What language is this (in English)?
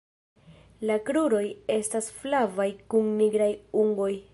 Esperanto